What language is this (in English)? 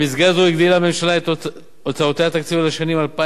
Hebrew